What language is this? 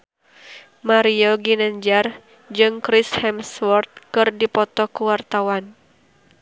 Sundanese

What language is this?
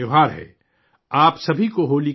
Urdu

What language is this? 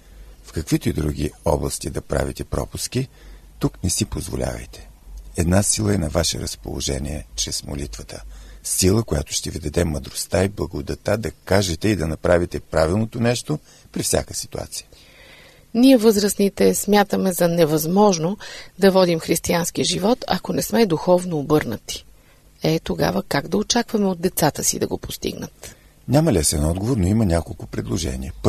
Bulgarian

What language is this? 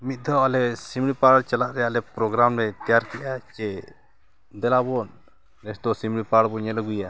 Santali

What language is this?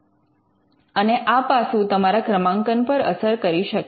Gujarati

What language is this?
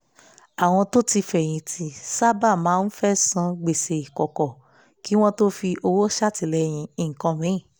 Yoruba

